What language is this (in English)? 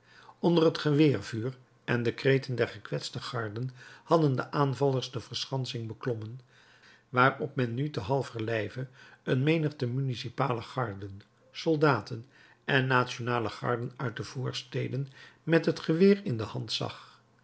Dutch